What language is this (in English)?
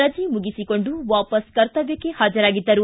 Kannada